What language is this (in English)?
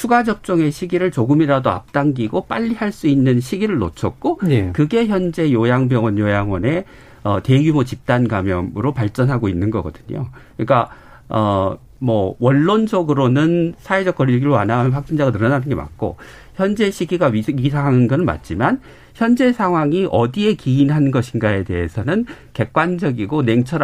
Korean